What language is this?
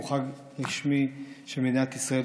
Hebrew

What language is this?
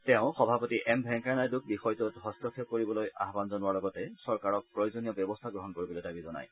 Assamese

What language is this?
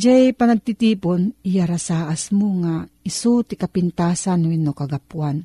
Filipino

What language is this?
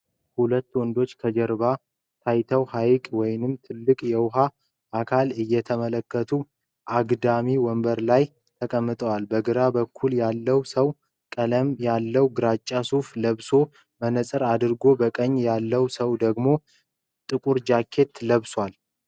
Amharic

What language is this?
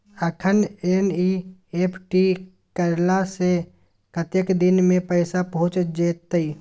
Maithili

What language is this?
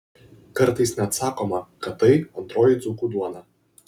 Lithuanian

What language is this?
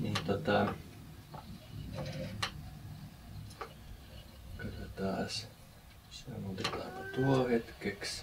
Finnish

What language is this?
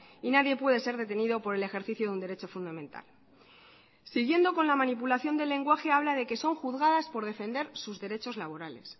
Spanish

